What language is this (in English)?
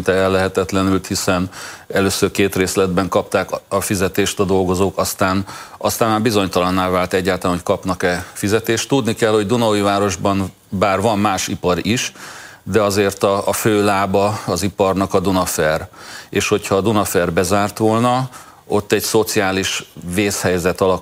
Hungarian